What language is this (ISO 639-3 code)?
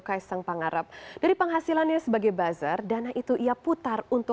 ind